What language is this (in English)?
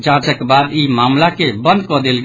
Maithili